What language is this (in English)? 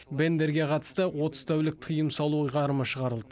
Kazakh